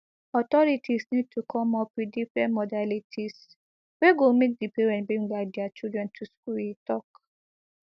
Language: Nigerian Pidgin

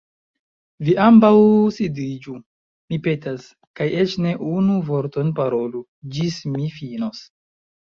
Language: Esperanto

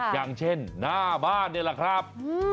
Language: Thai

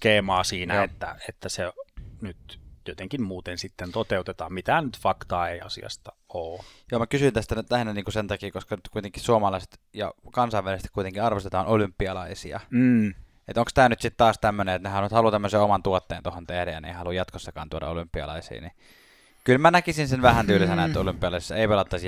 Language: Finnish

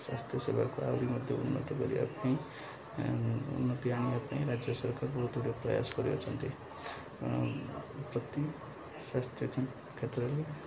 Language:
Odia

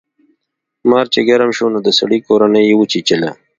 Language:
Pashto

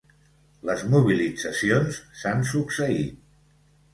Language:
Catalan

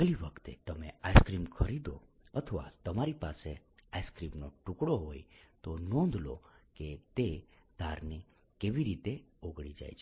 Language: Gujarati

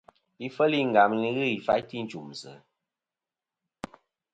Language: Kom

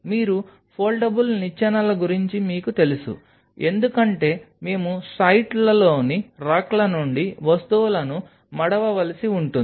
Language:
Telugu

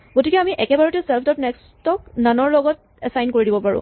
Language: Assamese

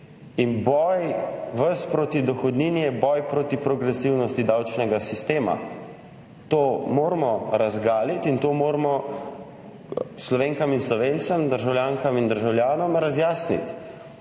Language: Slovenian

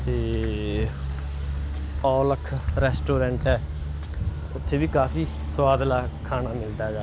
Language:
Punjabi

